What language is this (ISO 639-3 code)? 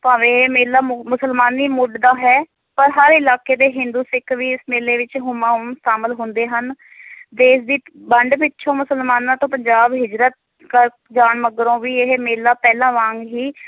pan